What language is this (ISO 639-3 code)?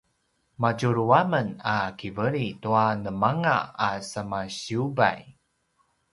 pwn